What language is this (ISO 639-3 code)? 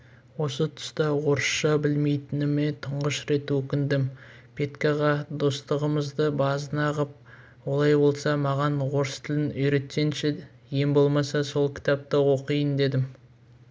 kaz